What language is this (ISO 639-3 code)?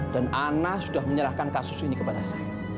ind